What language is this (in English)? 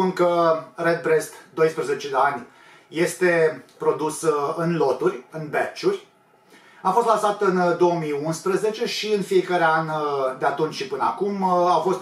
Romanian